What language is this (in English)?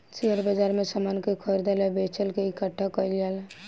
Bhojpuri